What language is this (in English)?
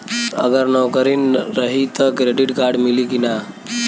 Bhojpuri